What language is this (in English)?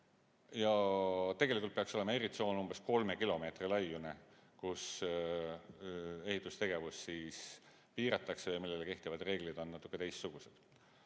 Estonian